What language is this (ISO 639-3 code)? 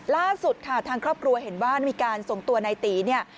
tha